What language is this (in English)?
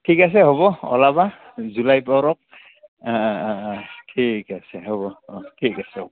Assamese